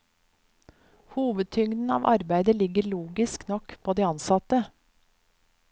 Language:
Norwegian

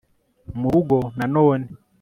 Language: Kinyarwanda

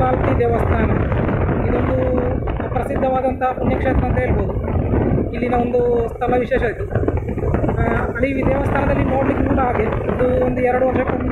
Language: Thai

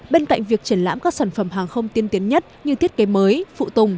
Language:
Vietnamese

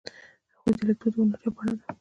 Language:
Pashto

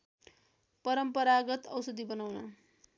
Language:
Nepali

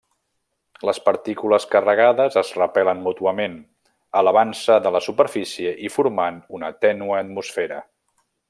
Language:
Catalan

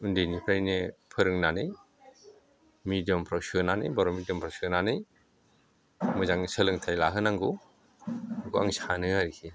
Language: Bodo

